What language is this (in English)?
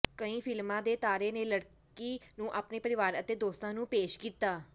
Punjabi